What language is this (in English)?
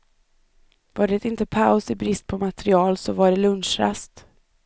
Swedish